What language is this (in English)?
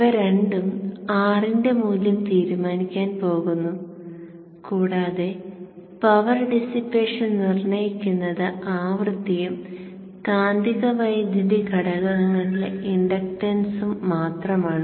Malayalam